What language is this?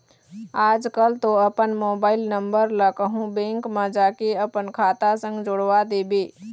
Chhattisgarhi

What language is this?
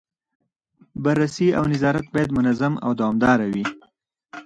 Pashto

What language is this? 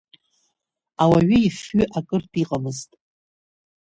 Abkhazian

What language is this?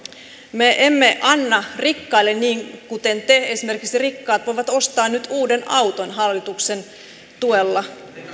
Finnish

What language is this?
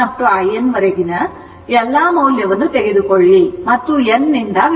Kannada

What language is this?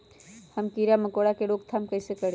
Magahi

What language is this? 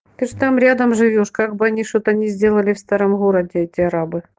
Russian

